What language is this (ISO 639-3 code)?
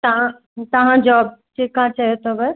snd